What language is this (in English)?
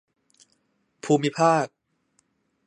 Thai